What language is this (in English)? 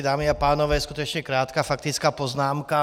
Czech